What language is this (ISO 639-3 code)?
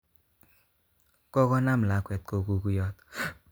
kln